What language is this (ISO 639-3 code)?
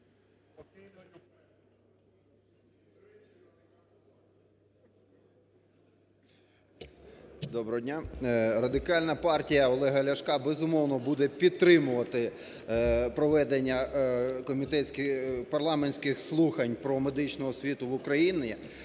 ukr